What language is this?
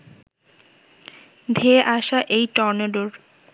Bangla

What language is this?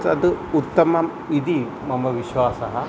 Sanskrit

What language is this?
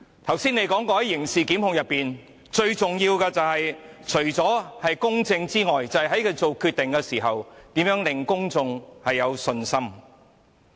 Cantonese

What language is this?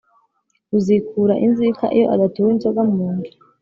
Kinyarwanda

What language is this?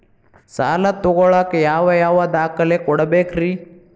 Kannada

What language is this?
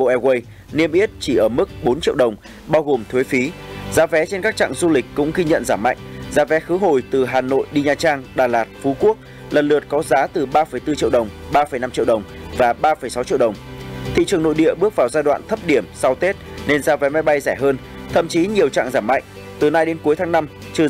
Vietnamese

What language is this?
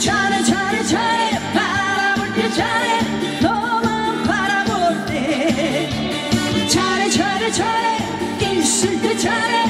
Korean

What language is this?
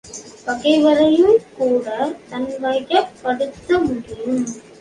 Tamil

